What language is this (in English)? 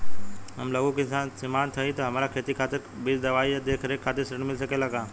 Bhojpuri